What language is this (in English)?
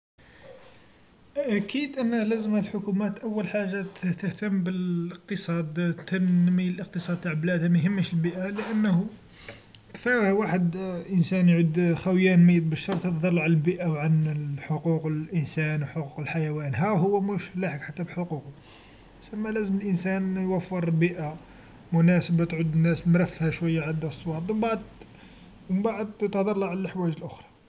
Algerian Arabic